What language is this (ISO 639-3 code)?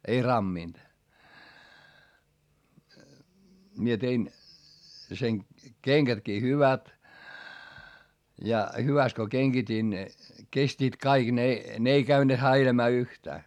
fin